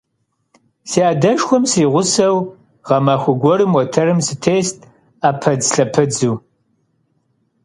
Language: Kabardian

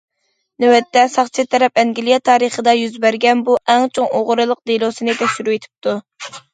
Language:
Uyghur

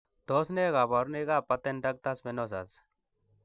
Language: Kalenjin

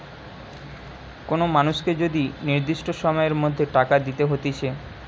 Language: Bangla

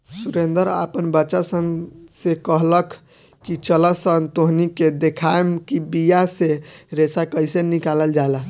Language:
Bhojpuri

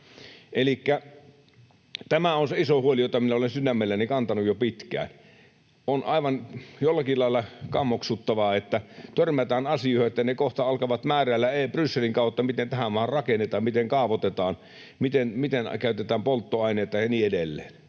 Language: Finnish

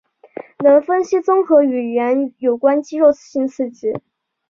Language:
Chinese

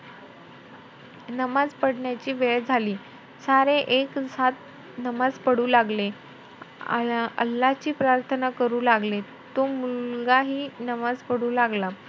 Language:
Marathi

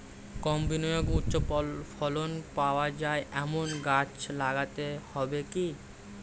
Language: Bangla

